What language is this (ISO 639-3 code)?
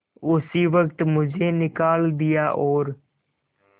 hin